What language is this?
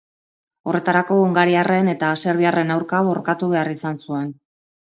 Basque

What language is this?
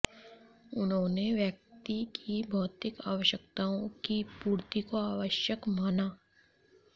Hindi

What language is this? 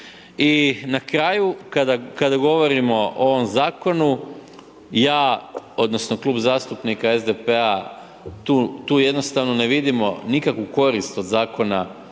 Croatian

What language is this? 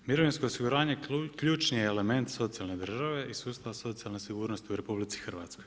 Croatian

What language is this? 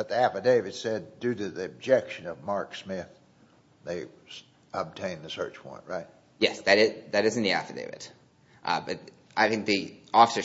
English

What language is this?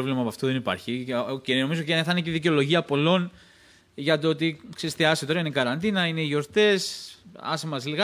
Greek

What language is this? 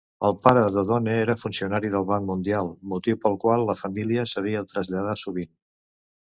Catalan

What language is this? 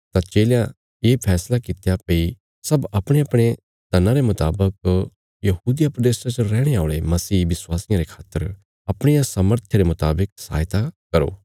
Bilaspuri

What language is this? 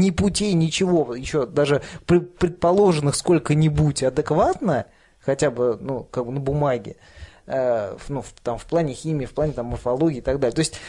Russian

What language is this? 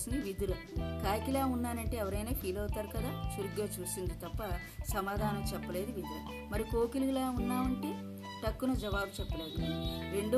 Telugu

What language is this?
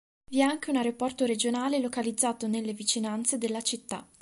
Italian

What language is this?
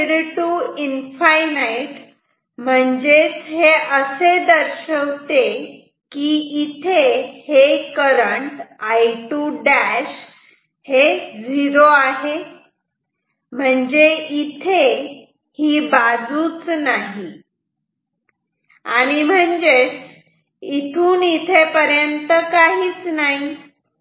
Marathi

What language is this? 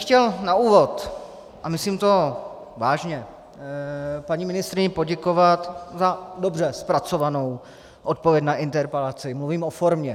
Czech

